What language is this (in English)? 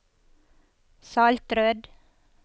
Norwegian